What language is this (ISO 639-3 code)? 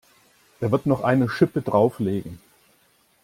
deu